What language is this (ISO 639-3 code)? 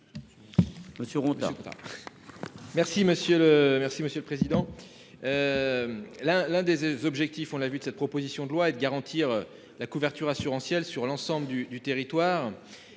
fra